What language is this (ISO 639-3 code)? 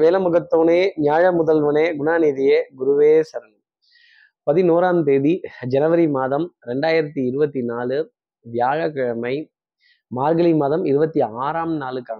tam